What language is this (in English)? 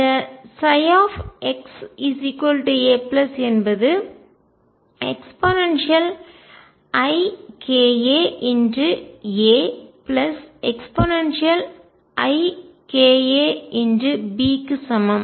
Tamil